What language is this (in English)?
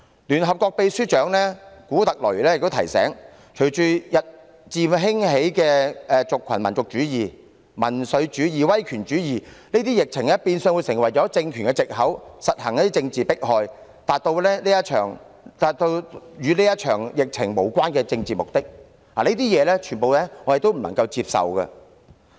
Cantonese